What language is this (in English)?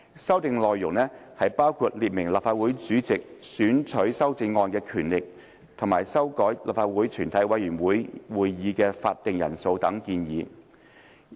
Cantonese